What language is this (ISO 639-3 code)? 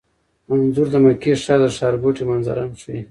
pus